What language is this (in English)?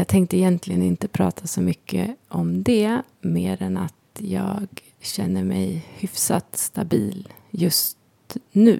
Swedish